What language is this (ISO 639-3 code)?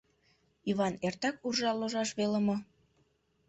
chm